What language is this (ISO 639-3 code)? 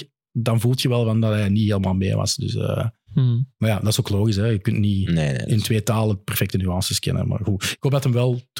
nld